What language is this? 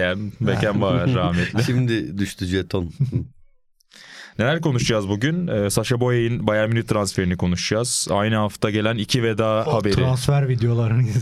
Turkish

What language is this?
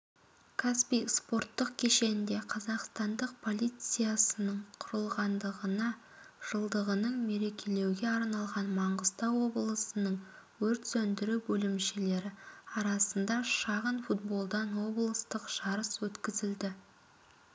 Kazakh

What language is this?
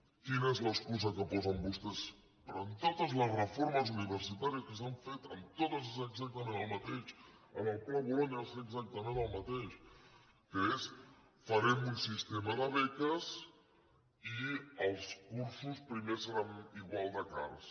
Catalan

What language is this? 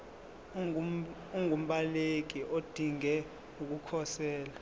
Zulu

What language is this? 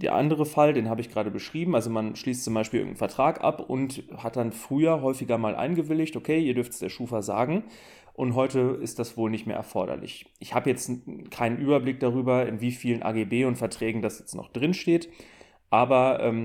German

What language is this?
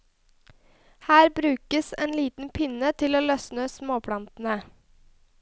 Norwegian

